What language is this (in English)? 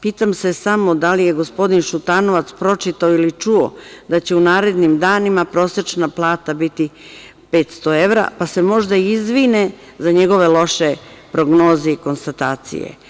Serbian